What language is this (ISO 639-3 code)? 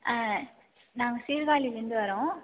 tam